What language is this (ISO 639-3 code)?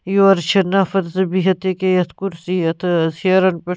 kas